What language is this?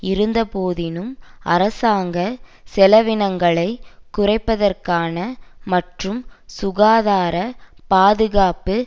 Tamil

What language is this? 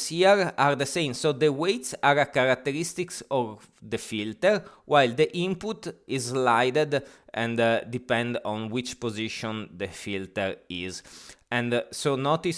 English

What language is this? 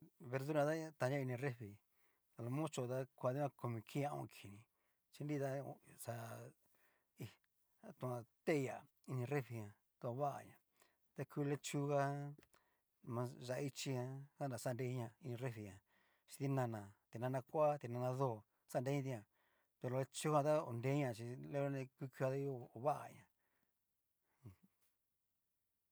Cacaloxtepec Mixtec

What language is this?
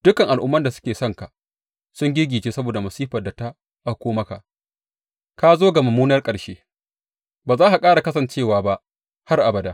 Hausa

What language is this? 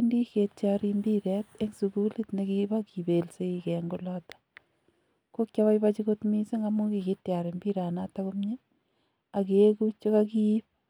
Kalenjin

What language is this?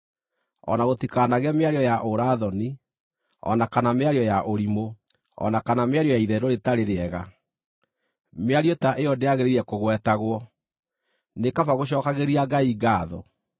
Kikuyu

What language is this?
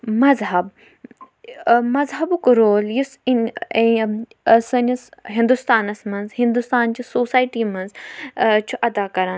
Kashmiri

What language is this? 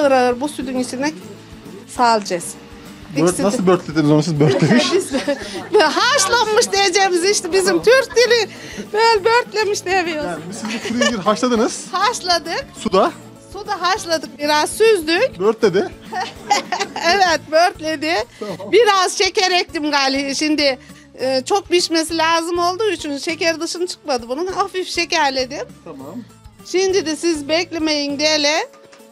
Turkish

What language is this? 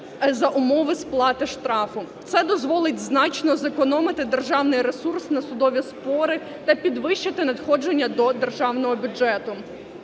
Ukrainian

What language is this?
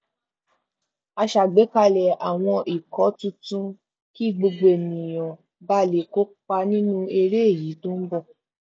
Yoruba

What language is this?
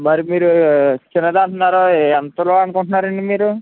Telugu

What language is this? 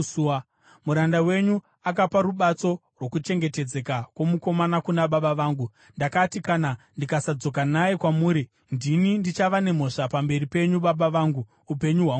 Shona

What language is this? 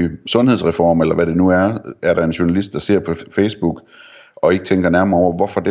Danish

